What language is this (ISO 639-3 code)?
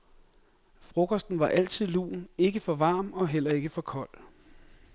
dan